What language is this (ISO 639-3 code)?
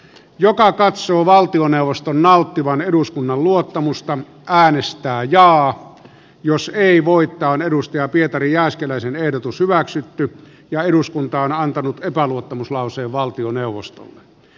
fin